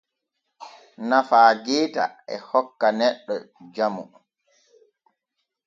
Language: Borgu Fulfulde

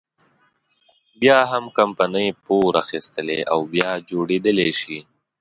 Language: Pashto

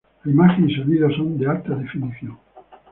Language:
Spanish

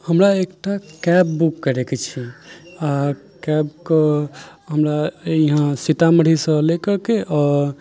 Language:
Maithili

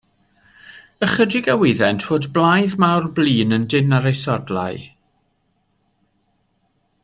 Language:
Welsh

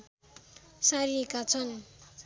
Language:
Nepali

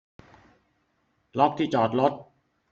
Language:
Thai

